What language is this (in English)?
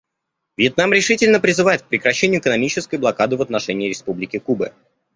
Russian